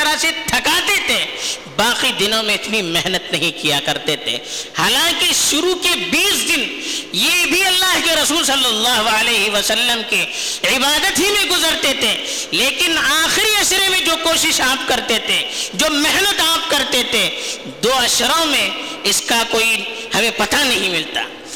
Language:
Urdu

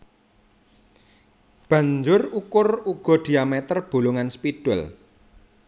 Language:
Javanese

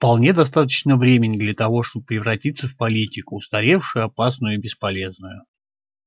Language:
Russian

